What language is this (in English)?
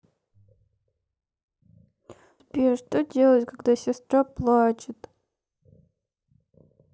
Russian